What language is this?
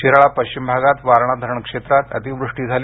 Marathi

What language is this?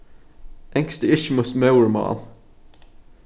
Faroese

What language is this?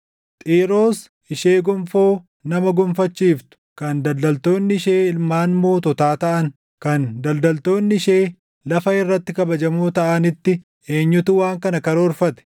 Oromo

